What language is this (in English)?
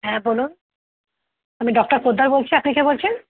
Bangla